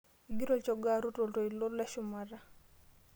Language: Masai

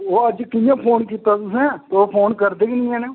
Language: Dogri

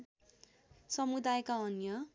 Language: Nepali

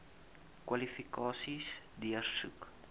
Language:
Afrikaans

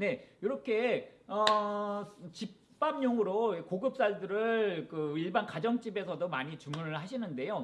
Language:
Korean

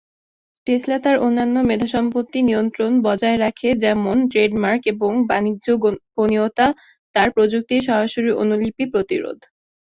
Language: Bangla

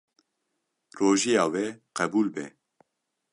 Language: Kurdish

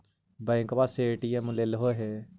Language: Magahi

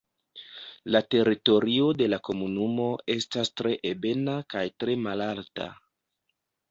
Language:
Esperanto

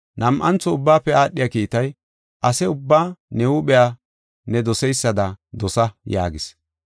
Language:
Gofa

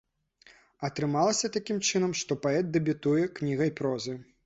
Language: Belarusian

